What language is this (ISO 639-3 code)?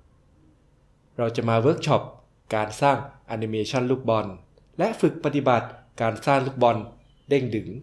tha